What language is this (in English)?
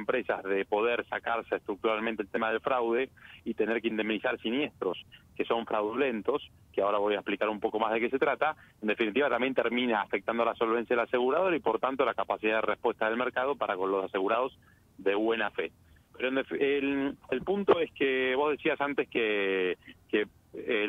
Spanish